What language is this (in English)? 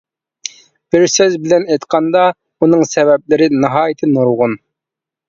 Uyghur